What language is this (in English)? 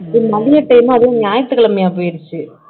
Tamil